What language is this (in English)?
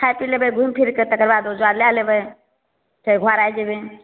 Maithili